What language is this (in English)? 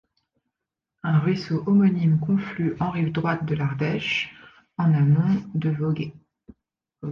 French